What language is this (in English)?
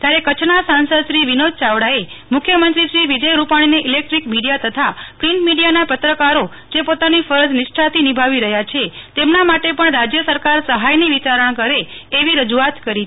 Gujarati